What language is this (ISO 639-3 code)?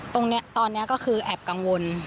tha